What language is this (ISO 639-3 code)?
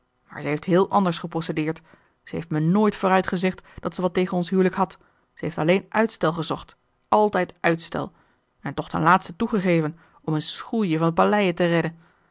nld